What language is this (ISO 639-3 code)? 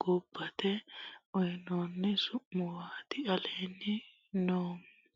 sid